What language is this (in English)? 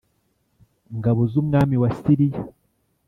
Kinyarwanda